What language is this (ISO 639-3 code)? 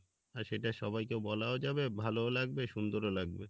ben